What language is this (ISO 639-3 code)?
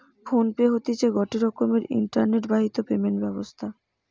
ben